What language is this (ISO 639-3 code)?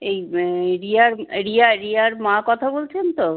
ben